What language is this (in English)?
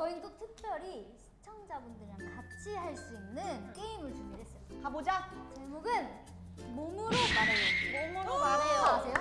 Korean